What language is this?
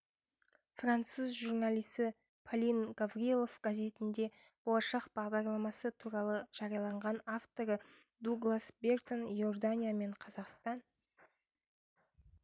Kazakh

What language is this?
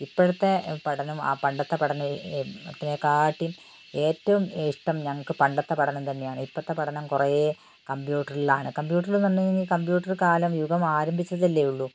Malayalam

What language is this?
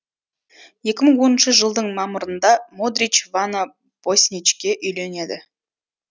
Kazakh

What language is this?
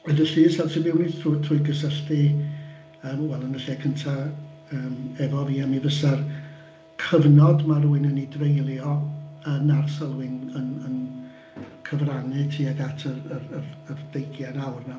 Welsh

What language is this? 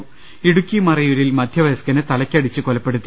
Malayalam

